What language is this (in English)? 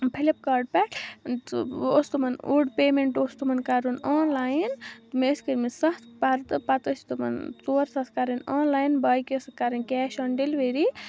Kashmiri